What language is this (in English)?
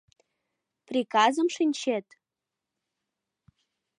Mari